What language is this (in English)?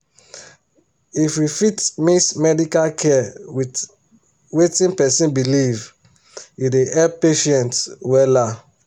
Nigerian Pidgin